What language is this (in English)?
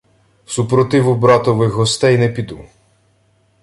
Ukrainian